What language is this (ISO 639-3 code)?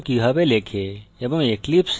ben